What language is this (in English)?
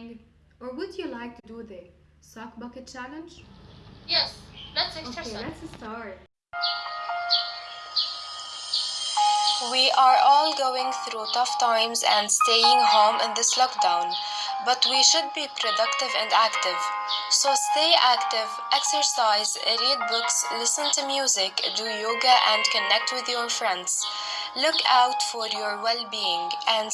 English